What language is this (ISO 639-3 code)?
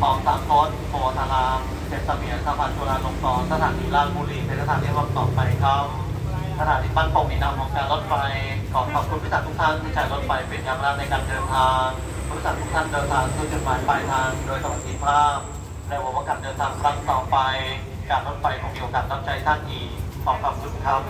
tha